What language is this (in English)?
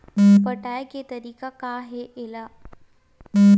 Chhattisgarhi